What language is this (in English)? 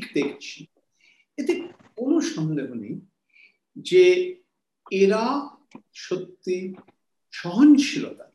Bangla